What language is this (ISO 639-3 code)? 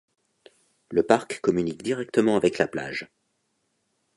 fra